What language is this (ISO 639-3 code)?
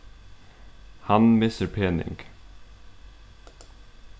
fao